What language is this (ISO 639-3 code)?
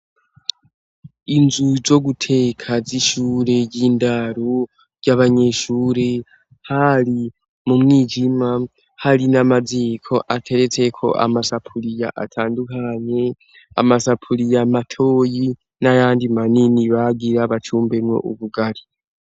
run